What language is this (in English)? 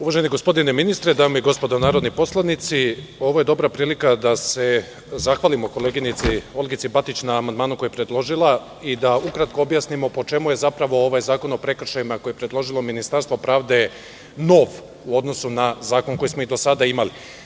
Serbian